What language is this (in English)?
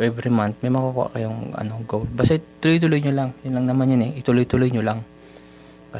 Filipino